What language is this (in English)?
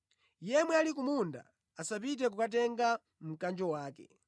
Nyanja